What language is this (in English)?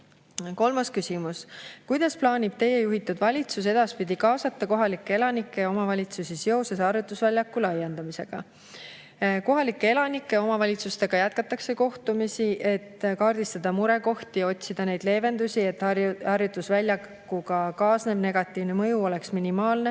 Estonian